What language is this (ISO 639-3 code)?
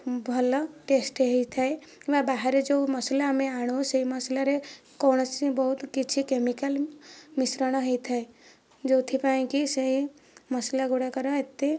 ori